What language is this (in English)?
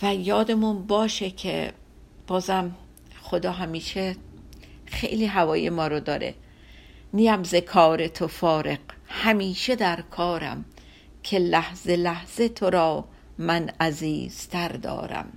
Persian